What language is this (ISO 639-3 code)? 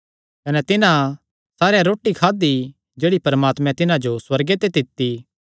xnr